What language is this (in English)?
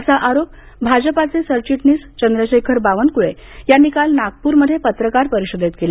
Marathi